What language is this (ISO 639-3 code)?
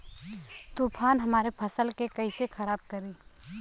bho